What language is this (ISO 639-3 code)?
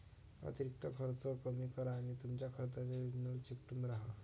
mar